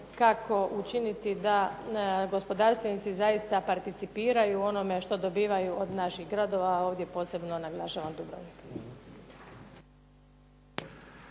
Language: Croatian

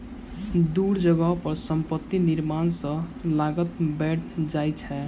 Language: Maithili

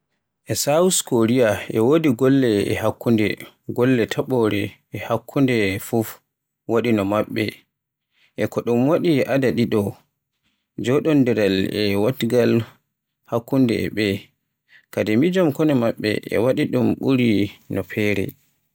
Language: Borgu Fulfulde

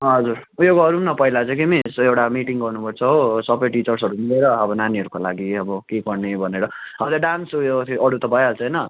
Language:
Nepali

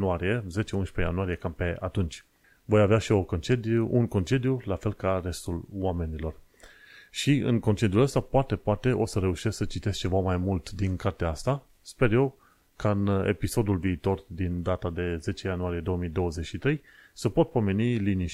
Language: Romanian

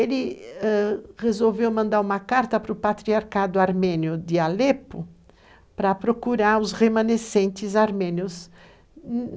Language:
Portuguese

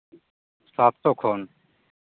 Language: Santali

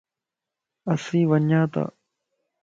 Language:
Lasi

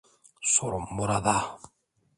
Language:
Turkish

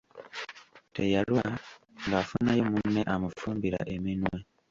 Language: Ganda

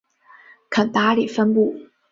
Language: Chinese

